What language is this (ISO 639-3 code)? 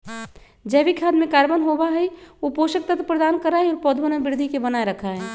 mag